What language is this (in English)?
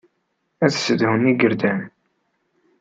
Kabyle